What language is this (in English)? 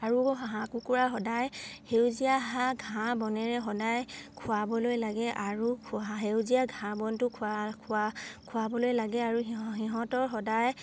Assamese